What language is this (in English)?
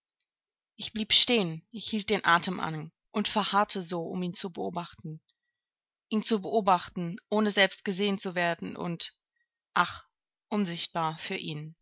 German